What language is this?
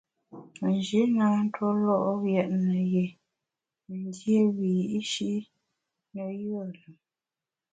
Bamun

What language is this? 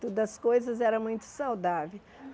Portuguese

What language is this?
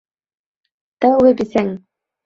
Bashkir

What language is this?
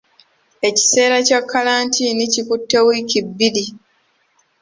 Ganda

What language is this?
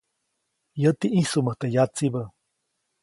Copainalá Zoque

